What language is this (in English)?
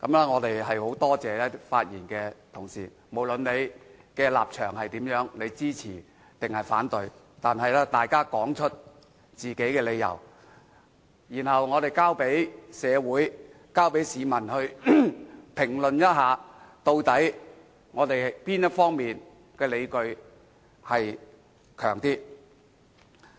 Cantonese